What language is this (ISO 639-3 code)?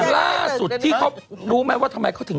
tha